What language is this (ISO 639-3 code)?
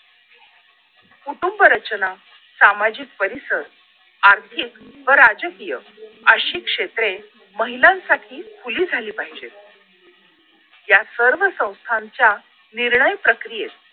mar